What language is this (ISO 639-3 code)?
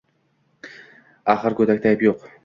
uzb